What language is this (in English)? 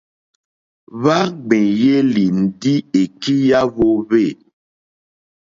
Mokpwe